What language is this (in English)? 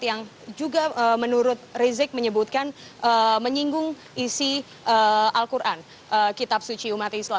Indonesian